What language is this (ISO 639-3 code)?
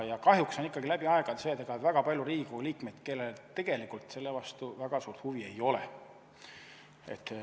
est